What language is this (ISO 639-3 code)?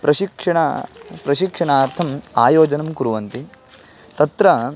san